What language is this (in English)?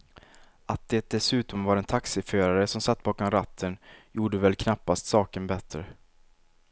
Swedish